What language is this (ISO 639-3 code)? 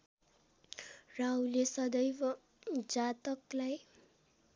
nep